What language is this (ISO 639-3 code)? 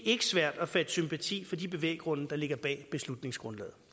dan